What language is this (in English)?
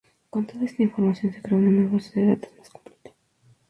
Spanish